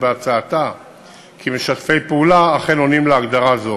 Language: Hebrew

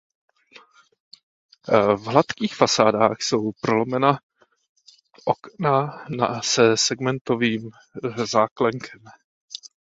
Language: Czech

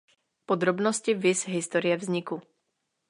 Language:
Czech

